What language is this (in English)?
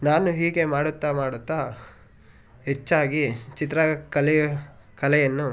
Kannada